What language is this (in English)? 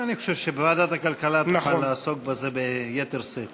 Hebrew